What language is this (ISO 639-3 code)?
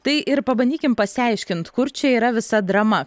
lit